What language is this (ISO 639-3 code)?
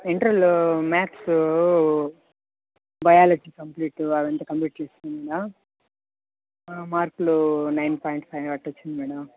tel